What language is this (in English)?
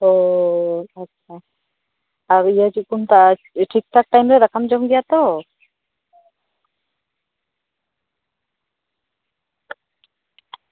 Santali